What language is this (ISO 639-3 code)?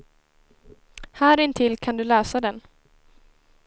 swe